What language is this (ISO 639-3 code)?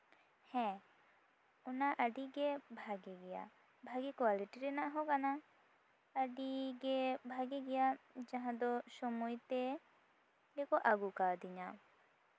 sat